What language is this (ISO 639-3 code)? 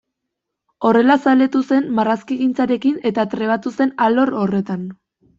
eus